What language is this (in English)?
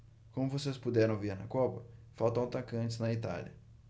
Portuguese